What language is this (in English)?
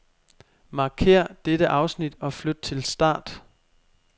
Danish